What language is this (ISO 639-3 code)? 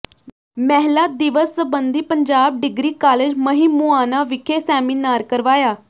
pan